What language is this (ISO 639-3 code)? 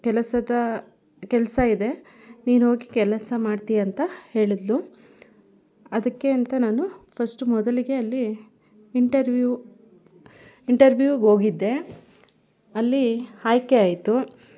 kan